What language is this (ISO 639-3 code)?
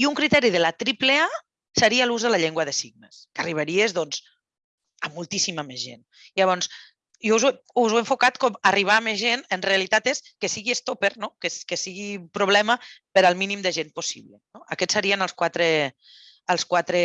cat